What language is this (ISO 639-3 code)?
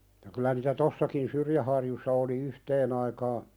fin